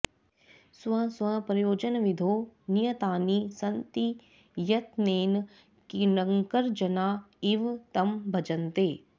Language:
Sanskrit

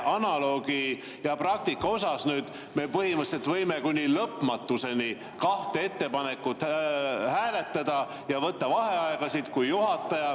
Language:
Estonian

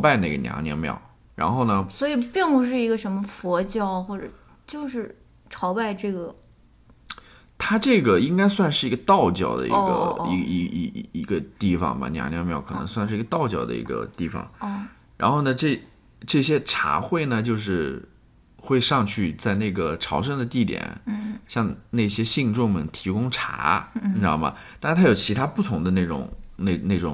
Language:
Chinese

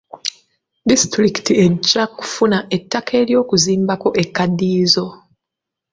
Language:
Ganda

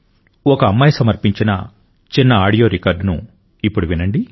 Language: Telugu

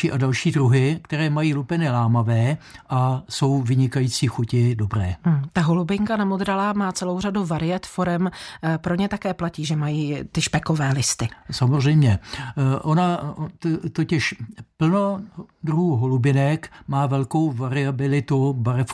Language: Czech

